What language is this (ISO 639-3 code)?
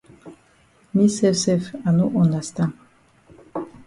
wes